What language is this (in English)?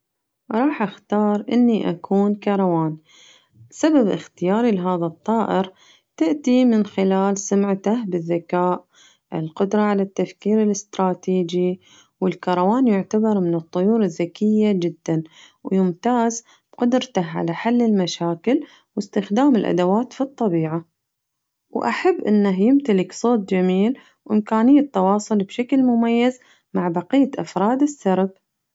Najdi Arabic